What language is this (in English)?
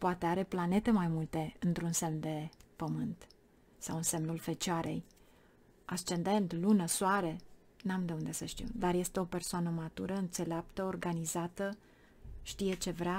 Romanian